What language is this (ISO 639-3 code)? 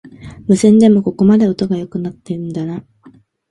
jpn